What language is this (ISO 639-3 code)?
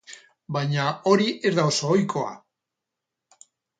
eus